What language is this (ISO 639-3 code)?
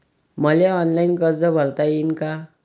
mar